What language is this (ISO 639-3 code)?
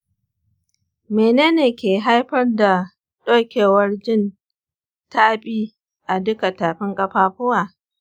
hau